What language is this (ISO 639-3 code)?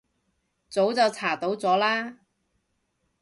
yue